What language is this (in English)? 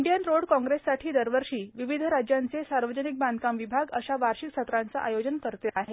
Marathi